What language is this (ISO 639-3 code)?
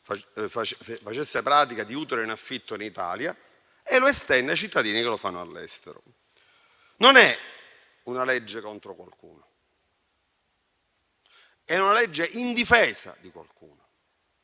ita